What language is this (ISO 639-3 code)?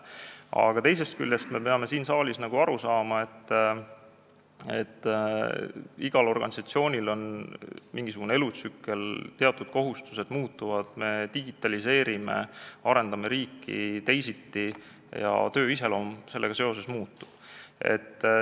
est